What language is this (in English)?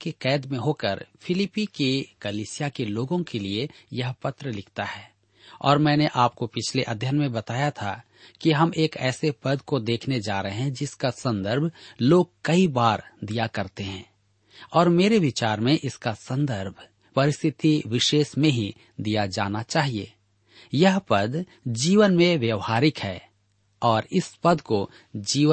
Hindi